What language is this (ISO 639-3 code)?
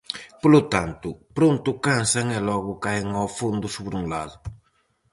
glg